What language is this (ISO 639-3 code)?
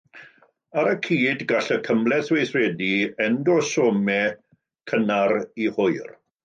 cym